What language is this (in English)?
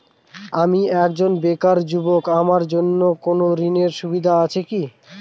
Bangla